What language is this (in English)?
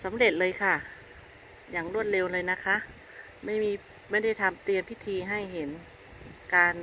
Thai